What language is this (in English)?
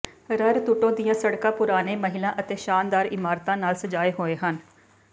Punjabi